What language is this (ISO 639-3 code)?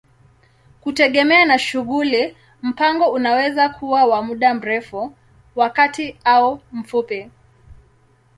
swa